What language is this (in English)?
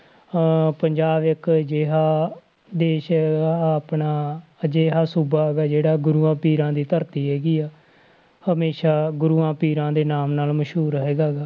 Punjabi